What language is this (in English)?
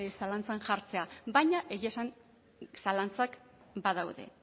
Basque